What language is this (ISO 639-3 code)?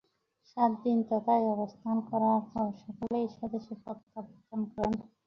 ben